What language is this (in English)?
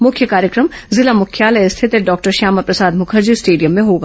Hindi